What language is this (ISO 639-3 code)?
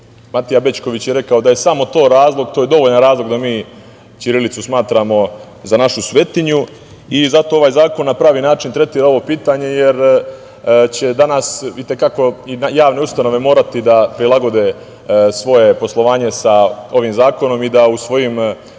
srp